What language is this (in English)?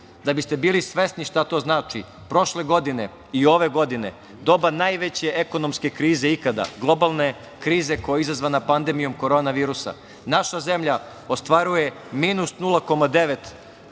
Serbian